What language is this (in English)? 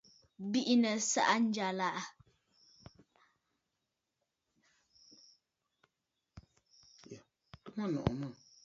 Bafut